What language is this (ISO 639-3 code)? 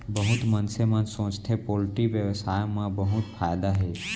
hne